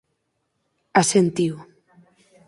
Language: Galician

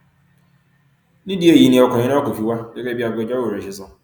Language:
Yoruba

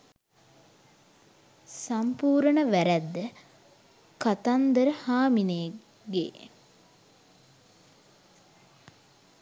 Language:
Sinhala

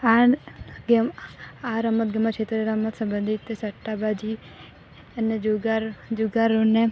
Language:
Gujarati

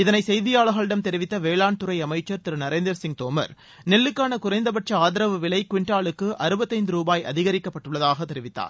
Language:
Tamil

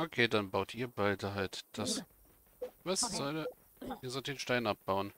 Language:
German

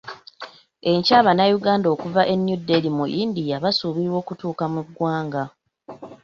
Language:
Ganda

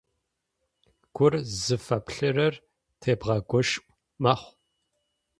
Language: Adyghe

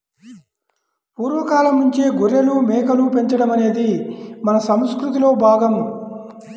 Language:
Telugu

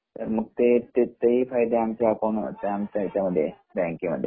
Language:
Marathi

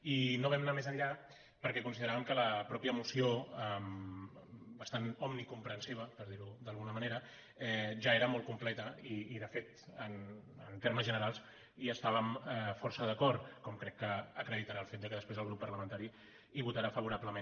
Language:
Catalan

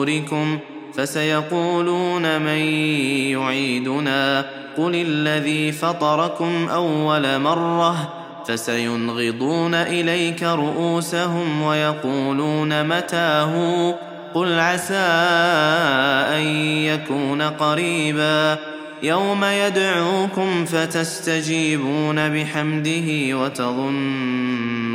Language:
Arabic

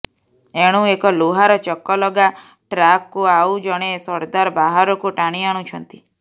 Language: Odia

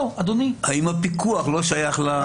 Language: Hebrew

